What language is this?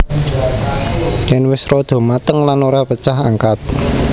Javanese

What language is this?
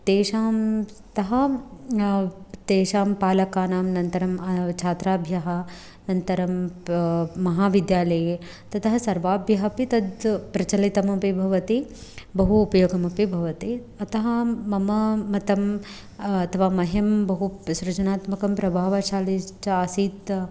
Sanskrit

